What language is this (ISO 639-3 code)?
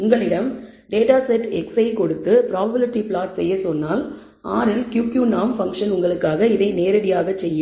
tam